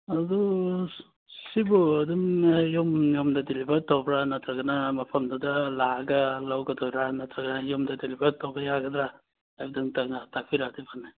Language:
Manipuri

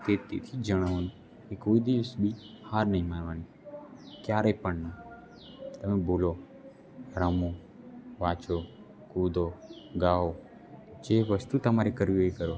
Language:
Gujarati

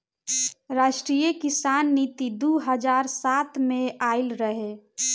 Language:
Bhojpuri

